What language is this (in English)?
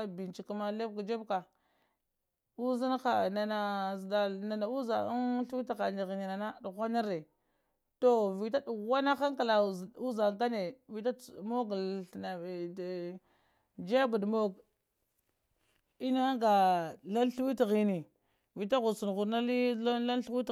Lamang